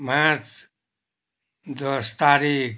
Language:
Nepali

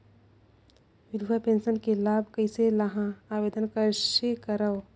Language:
Chhattisgarhi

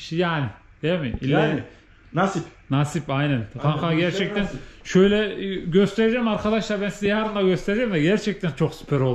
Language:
Turkish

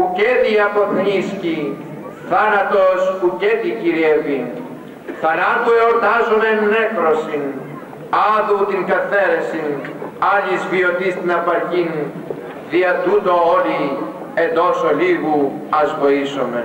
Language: Greek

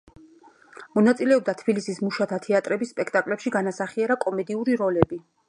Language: Georgian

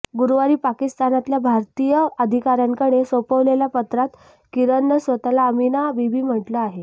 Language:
Marathi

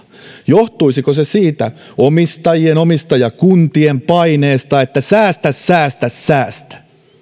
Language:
Finnish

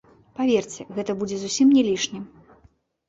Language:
Belarusian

